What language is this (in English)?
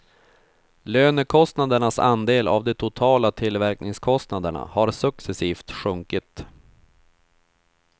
Swedish